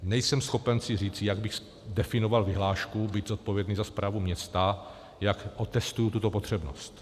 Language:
Czech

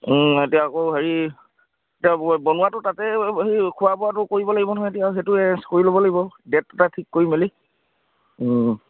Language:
Assamese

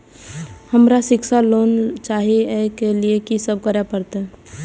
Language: Maithili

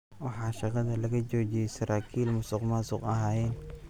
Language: Somali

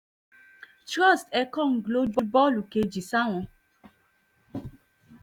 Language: Yoruba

